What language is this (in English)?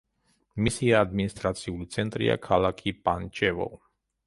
Georgian